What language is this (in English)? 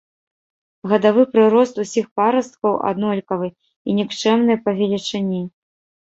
Belarusian